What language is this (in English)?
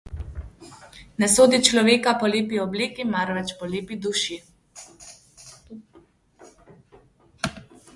Slovenian